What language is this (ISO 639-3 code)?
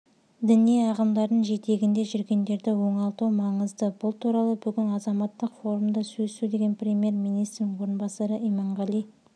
kaz